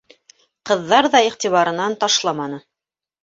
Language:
Bashkir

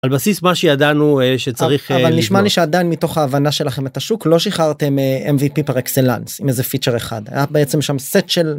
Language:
Hebrew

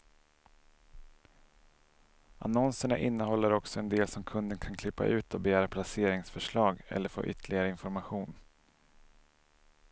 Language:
Swedish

